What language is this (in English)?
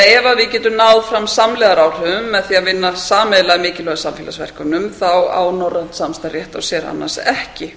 Icelandic